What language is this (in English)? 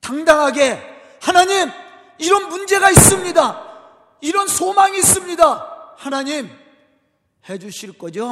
Korean